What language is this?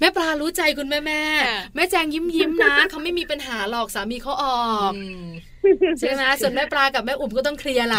Thai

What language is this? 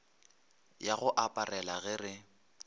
Northern Sotho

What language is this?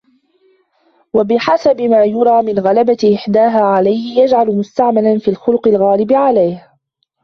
Arabic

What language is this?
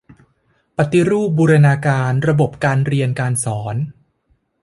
Thai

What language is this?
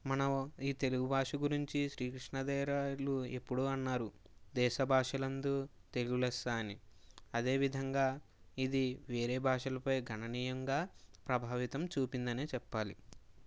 Telugu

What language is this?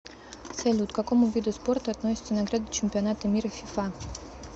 Russian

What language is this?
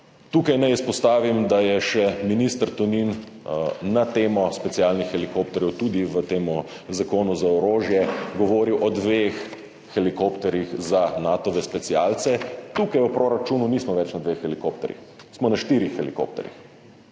Slovenian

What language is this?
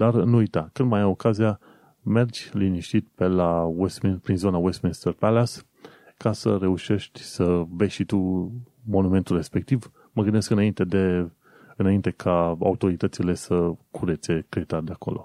Romanian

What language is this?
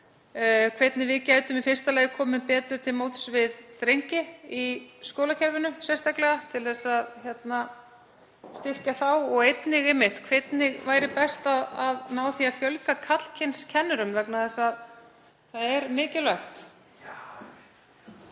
Icelandic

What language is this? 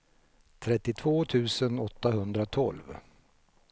Swedish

